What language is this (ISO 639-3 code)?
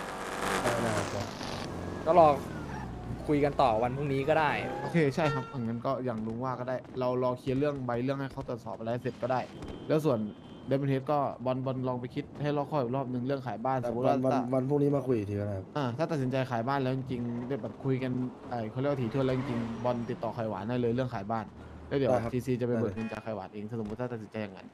tha